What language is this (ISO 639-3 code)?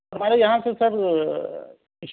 urd